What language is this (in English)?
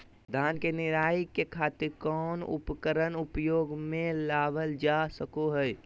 Magahi